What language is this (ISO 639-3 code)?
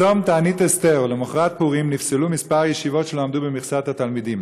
heb